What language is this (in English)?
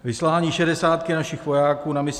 Czech